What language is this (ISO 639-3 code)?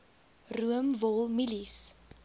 afr